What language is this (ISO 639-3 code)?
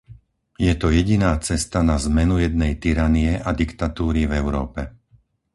slk